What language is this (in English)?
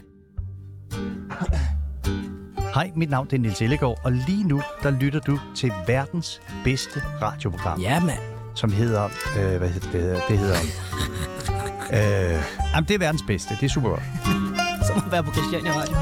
Danish